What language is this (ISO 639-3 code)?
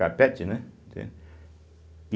por